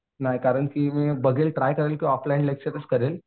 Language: Marathi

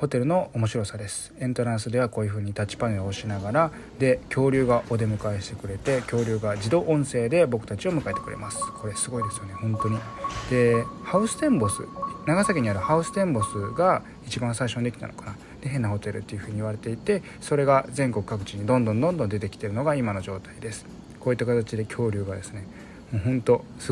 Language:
Japanese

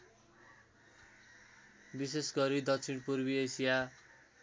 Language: Nepali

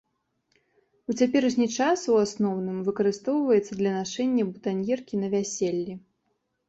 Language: Belarusian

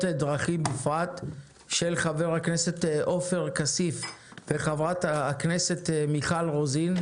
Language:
Hebrew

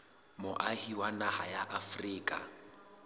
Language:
Southern Sotho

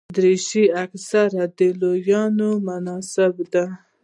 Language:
Pashto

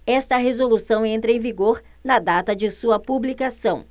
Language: Portuguese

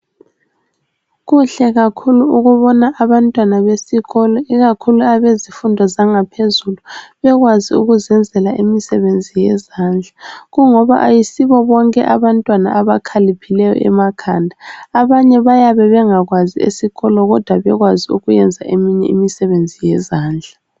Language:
North Ndebele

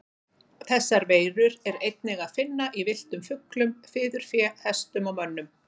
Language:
Icelandic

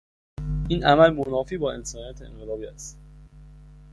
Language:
Persian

